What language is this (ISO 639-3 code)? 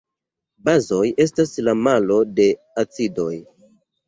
epo